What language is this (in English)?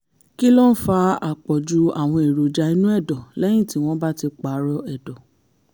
Yoruba